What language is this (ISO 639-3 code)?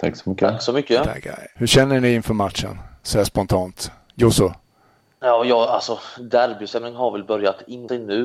swe